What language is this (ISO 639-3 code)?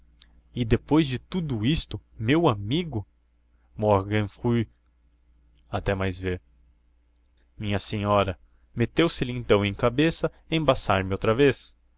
por